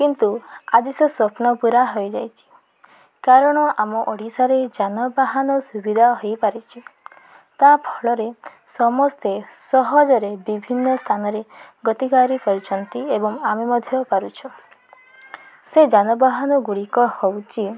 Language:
Odia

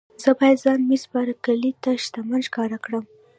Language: Pashto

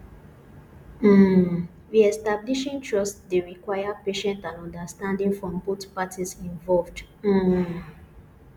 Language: Nigerian Pidgin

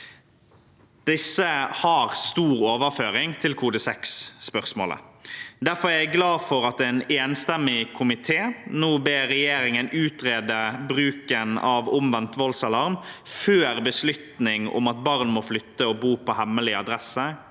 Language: Norwegian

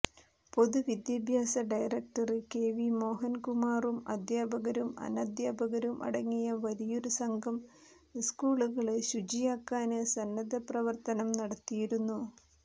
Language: Malayalam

